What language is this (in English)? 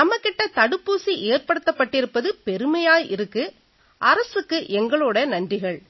Tamil